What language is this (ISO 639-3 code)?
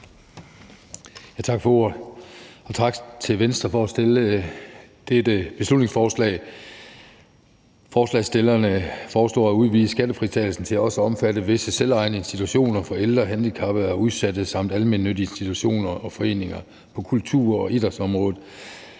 dan